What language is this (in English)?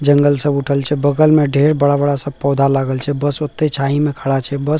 Maithili